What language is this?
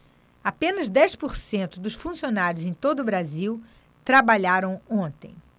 Portuguese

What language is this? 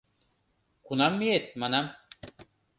Mari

